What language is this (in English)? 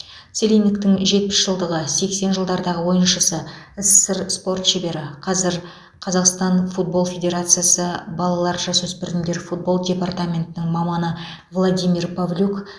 Kazakh